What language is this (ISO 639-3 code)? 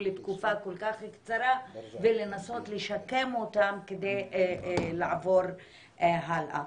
heb